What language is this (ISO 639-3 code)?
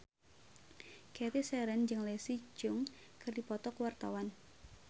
sun